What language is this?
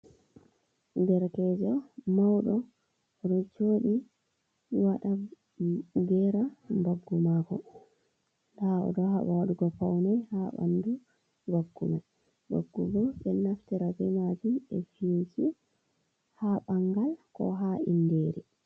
Fula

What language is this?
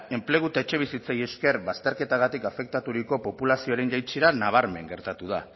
Basque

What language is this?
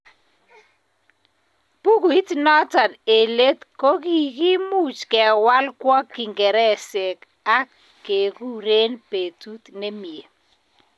Kalenjin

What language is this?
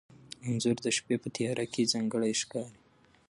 Pashto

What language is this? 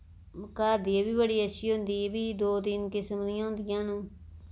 Dogri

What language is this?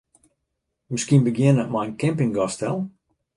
Western Frisian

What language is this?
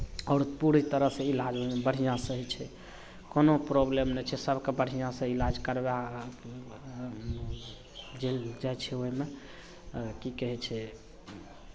Maithili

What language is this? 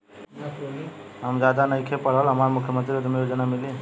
Bhojpuri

